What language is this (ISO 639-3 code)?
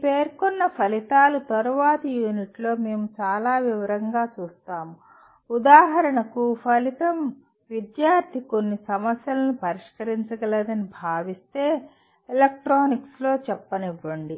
tel